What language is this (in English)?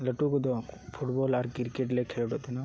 Santali